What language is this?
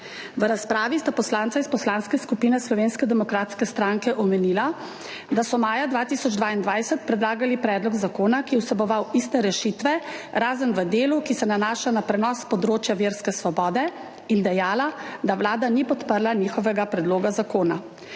Slovenian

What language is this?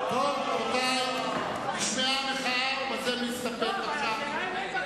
Hebrew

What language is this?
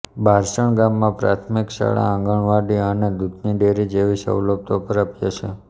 Gujarati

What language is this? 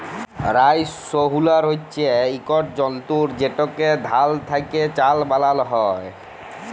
Bangla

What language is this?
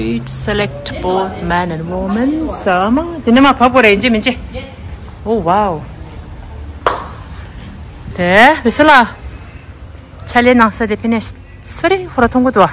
Korean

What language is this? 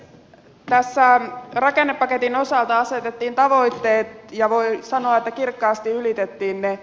Finnish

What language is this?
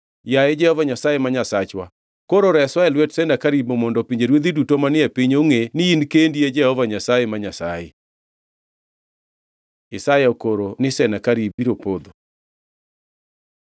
Luo (Kenya and Tanzania)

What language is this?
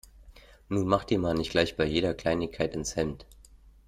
German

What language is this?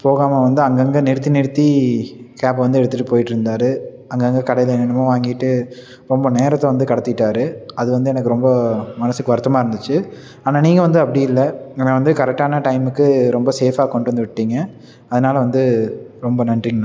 Tamil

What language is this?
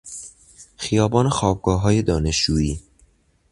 Persian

